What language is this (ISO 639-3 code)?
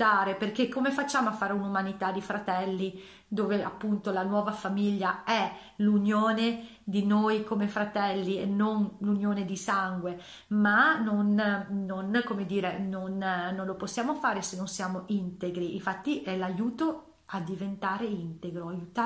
ita